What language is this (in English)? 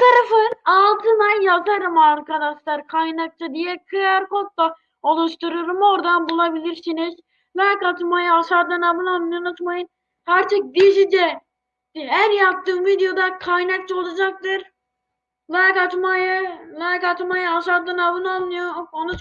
Turkish